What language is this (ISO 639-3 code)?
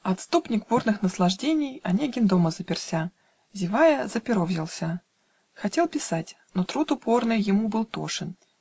rus